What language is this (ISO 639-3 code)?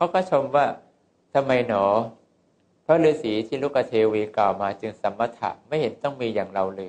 tha